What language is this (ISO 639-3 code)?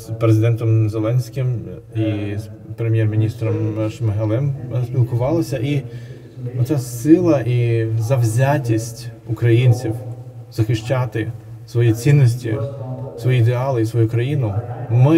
ukr